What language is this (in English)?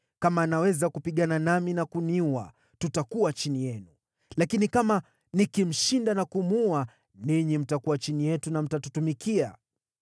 Swahili